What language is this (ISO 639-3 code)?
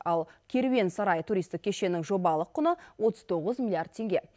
kaz